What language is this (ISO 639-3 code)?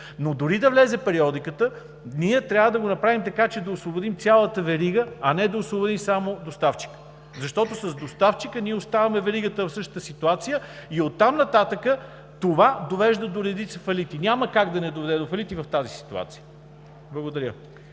bul